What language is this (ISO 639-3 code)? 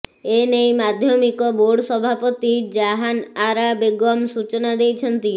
ori